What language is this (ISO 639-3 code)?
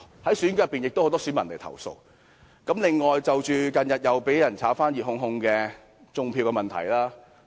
yue